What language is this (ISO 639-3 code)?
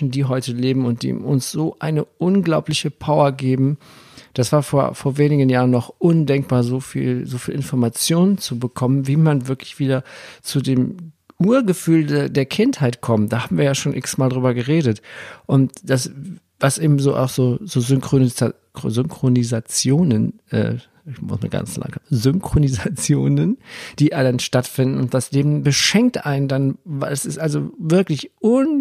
deu